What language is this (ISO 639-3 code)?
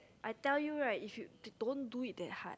eng